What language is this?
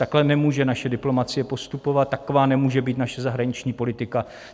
Czech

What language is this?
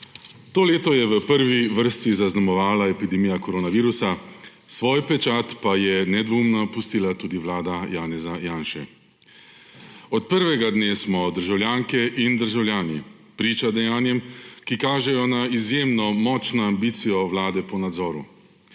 Slovenian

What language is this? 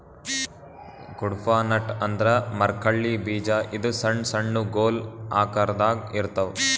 Kannada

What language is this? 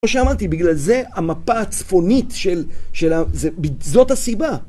Hebrew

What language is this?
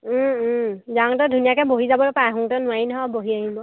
Assamese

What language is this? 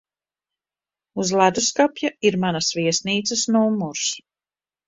Latvian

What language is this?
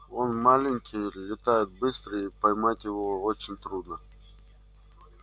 Russian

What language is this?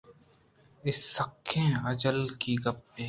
Eastern Balochi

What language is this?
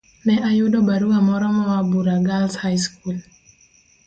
Luo (Kenya and Tanzania)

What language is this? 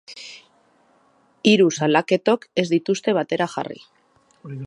Basque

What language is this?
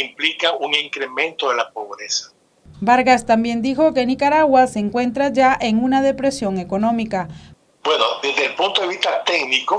Spanish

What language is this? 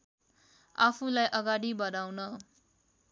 Nepali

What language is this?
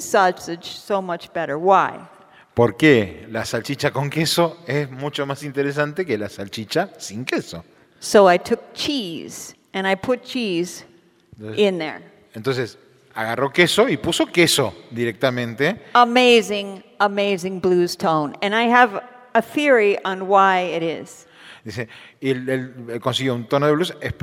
Spanish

